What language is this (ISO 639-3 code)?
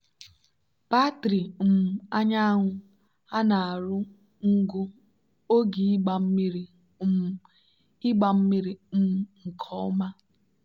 ibo